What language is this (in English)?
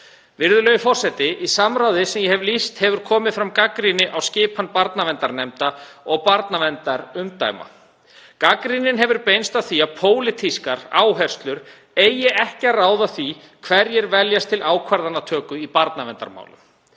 Icelandic